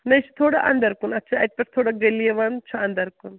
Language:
Kashmiri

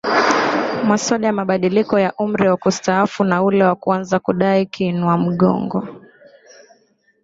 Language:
Swahili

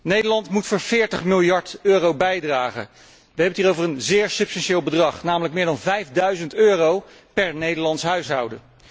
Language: Dutch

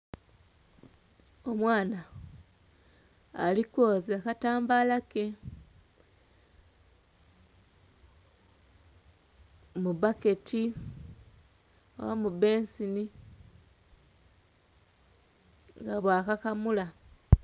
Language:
Soga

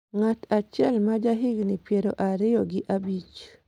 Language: Luo (Kenya and Tanzania)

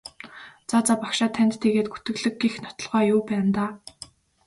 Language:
Mongolian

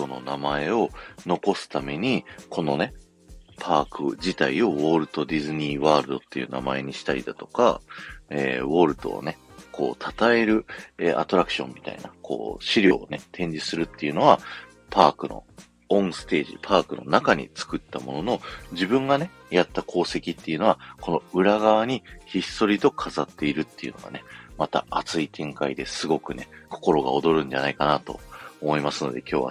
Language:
Japanese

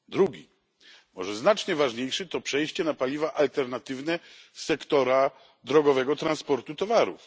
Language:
Polish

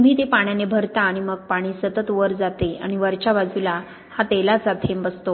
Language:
Marathi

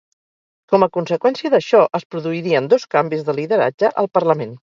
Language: Catalan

